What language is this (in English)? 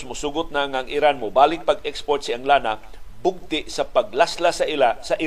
Filipino